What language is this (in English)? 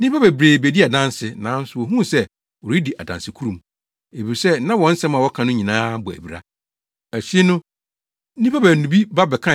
Akan